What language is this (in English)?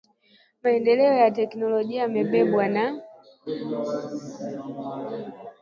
Swahili